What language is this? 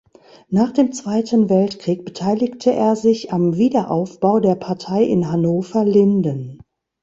German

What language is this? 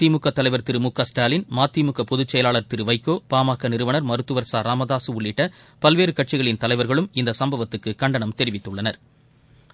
Tamil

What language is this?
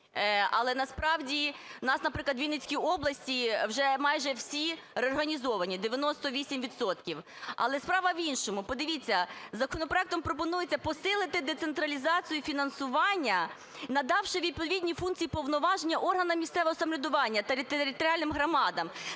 Ukrainian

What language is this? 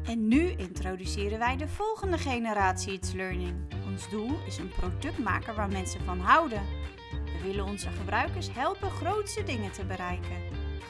Dutch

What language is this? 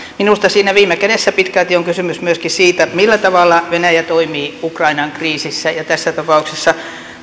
Finnish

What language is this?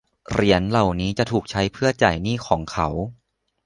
Thai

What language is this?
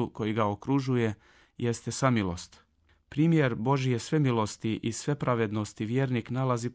Croatian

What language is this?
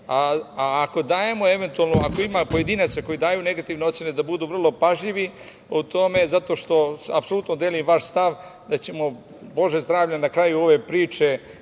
Serbian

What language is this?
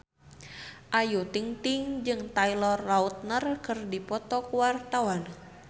Sundanese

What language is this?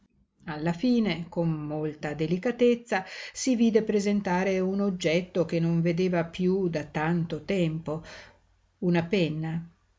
Italian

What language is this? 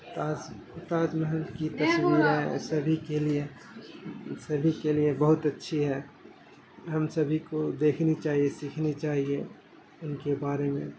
Urdu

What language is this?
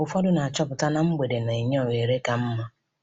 Igbo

